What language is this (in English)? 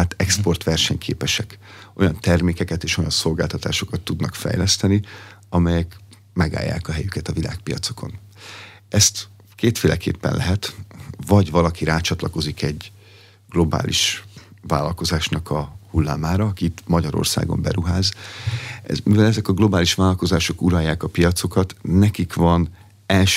Hungarian